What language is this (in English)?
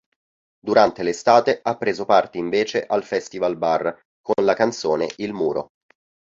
Italian